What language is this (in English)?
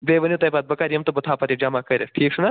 Kashmiri